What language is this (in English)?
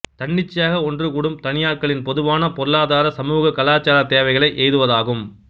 Tamil